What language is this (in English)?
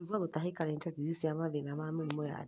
Kikuyu